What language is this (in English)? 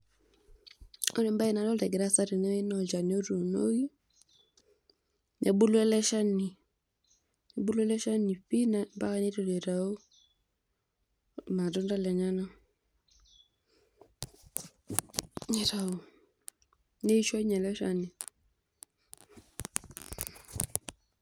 Masai